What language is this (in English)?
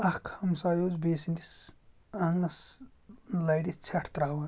Kashmiri